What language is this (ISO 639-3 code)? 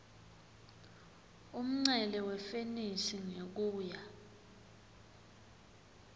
ssw